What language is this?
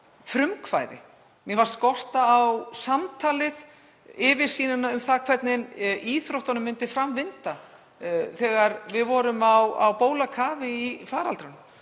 Icelandic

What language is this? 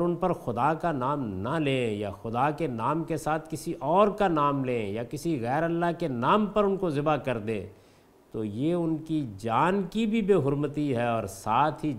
Urdu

